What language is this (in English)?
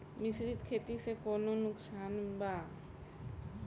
Bhojpuri